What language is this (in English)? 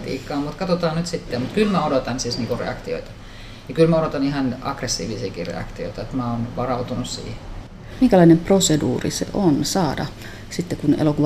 Finnish